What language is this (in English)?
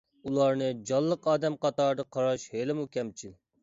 Uyghur